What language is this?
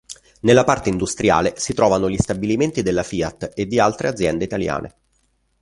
Italian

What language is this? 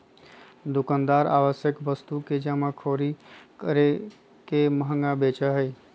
Magahi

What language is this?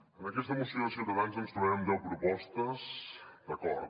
Catalan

